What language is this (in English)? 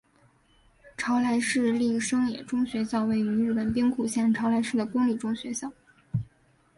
Chinese